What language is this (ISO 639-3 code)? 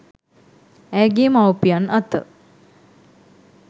sin